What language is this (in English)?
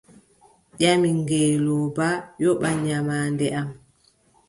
Adamawa Fulfulde